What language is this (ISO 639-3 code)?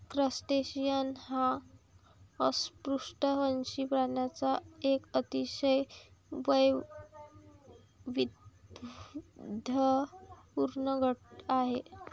mar